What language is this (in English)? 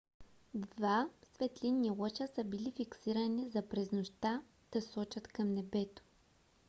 Bulgarian